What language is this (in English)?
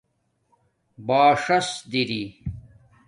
Domaaki